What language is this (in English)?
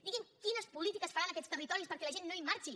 Catalan